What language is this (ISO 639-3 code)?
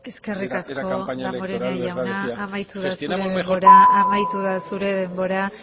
eus